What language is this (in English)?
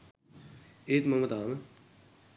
Sinhala